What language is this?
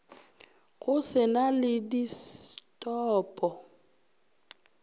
Northern Sotho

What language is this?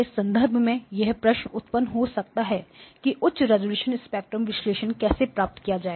Hindi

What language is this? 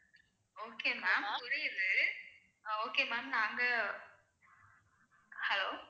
Tamil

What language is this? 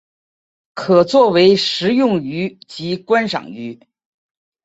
Chinese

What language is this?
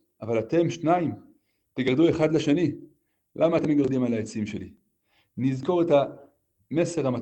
Hebrew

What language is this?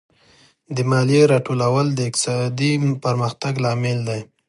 Pashto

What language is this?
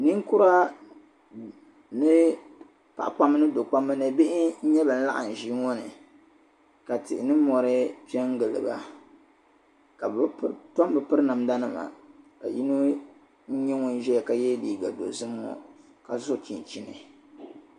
Dagbani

